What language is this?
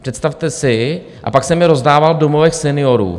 Czech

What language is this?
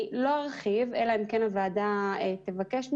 Hebrew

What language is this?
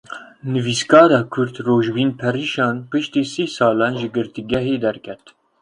Kurdish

